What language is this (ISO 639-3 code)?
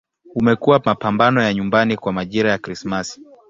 swa